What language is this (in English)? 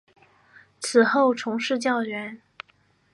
Chinese